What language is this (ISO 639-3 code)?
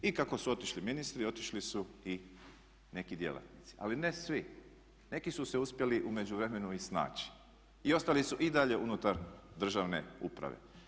hrv